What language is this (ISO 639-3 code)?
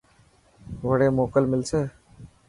mki